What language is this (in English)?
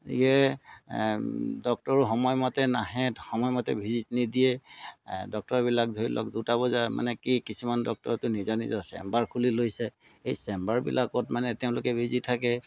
Assamese